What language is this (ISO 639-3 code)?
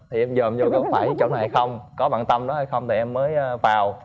vie